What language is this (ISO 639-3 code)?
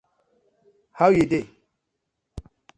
pcm